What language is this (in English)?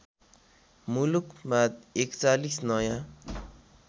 Nepali